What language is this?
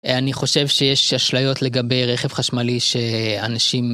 Hebrew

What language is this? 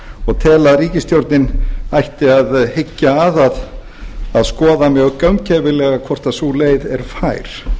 Icelandic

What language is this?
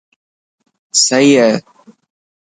Dhatki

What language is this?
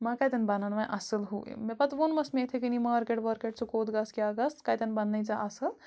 Kashmiri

